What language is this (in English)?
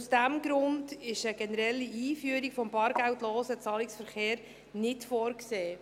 Swiss German